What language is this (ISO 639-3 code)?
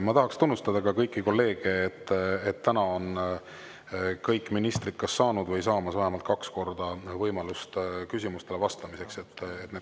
est